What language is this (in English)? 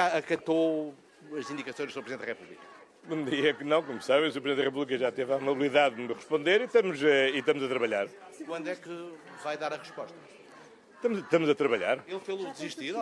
Portuguese